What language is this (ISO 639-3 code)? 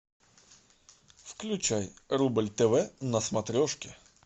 rus